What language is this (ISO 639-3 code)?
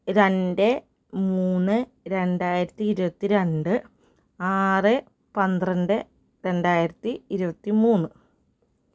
mal